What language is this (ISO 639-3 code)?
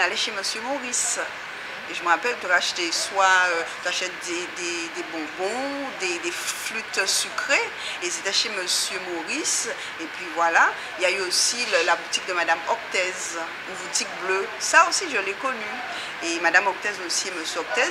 fra